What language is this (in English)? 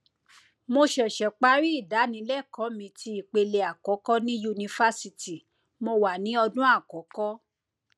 Yoruba